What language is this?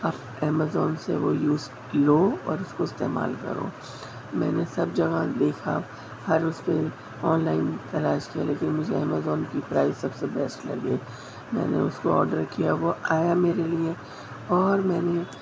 Urdu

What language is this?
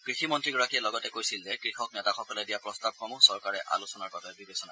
Assamese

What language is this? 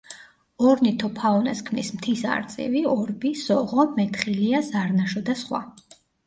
Georgian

